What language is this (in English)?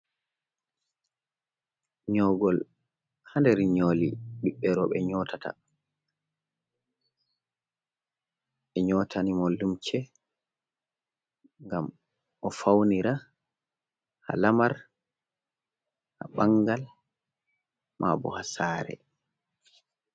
Fula